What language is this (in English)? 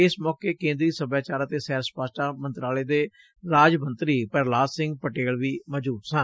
Punjabi